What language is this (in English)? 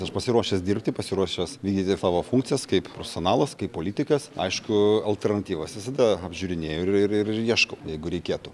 Lithuanian